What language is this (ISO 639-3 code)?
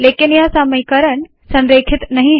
hin